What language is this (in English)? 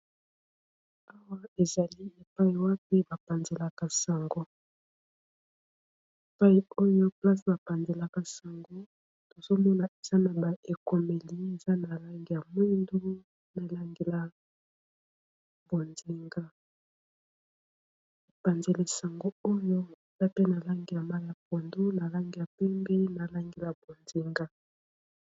Lingala